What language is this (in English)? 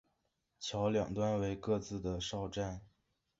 Chinese